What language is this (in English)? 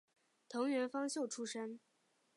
Chinese